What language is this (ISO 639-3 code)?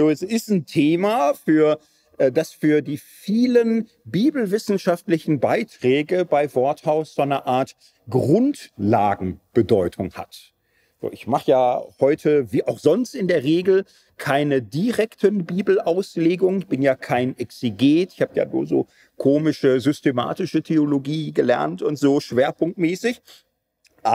deu